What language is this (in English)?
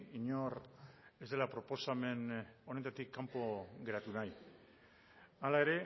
Basque